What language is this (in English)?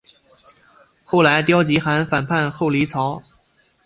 Chinese